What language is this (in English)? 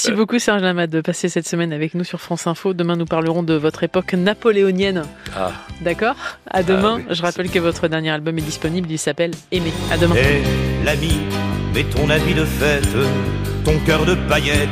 French